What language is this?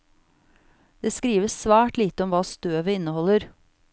Norwegian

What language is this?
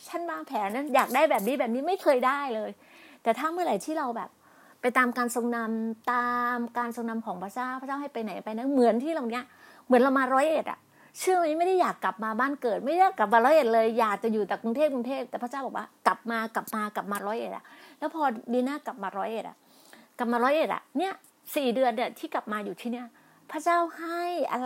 Thai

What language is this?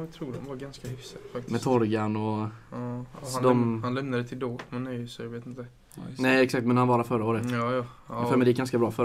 Swedish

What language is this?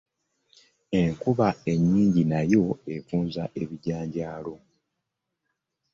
Ganda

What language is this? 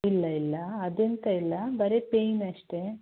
Kannada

